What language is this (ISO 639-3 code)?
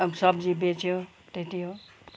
nep